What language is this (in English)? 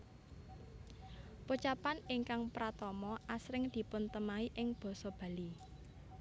Javanese